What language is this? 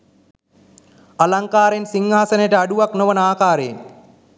Sinhala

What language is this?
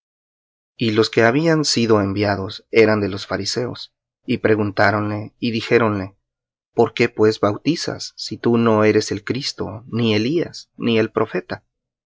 Spanish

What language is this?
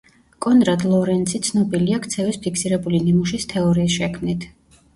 Georgian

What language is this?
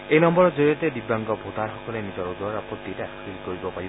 Assamese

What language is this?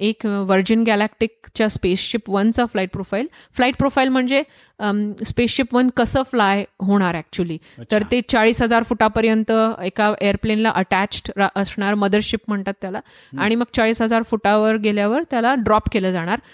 Marathi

